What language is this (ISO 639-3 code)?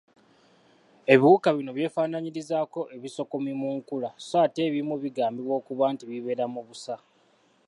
lug